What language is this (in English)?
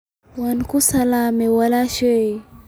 Somali